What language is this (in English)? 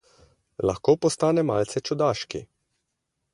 Slovenian